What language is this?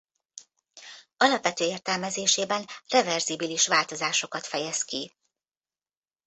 Hungarian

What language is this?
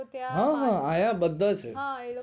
Gujarati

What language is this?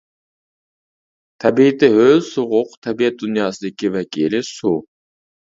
Uyghur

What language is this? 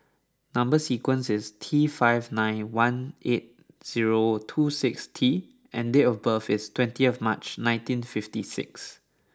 English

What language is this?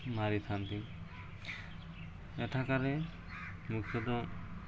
Odia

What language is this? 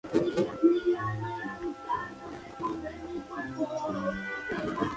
Spanish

